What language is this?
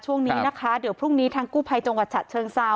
Thai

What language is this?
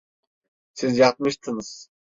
Turkish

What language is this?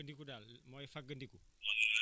Wolof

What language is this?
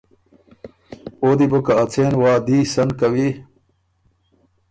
Ormuri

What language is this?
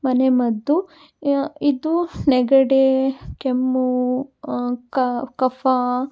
Kannada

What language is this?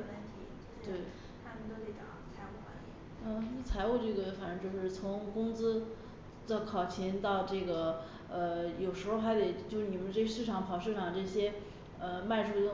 Chinese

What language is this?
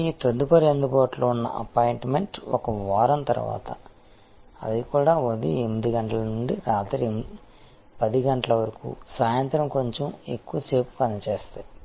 Telugu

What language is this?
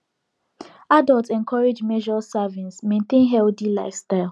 Nigerian Pidgin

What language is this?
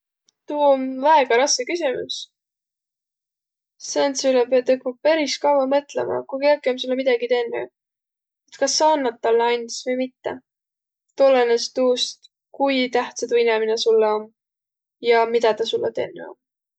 Võro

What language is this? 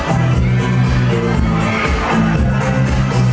Thai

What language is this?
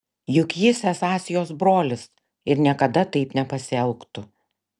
Lithuanian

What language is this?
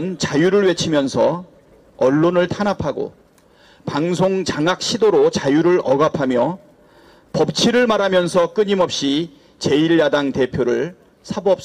Korean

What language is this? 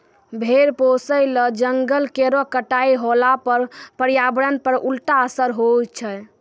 Maithili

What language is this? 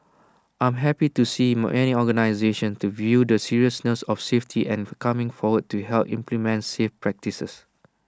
English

